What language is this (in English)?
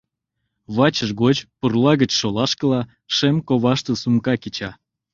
Mari